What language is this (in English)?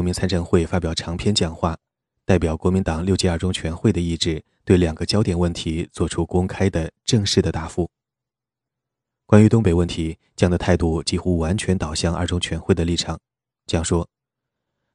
Chinese